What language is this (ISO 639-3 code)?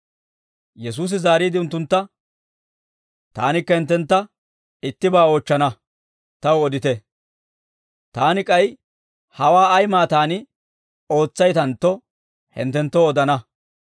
dwr